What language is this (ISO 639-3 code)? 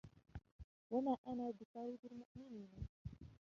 ara